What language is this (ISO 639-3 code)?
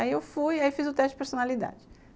por